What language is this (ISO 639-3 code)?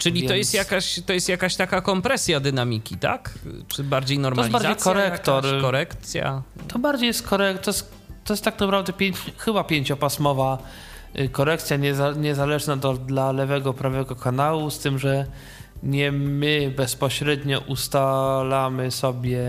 pol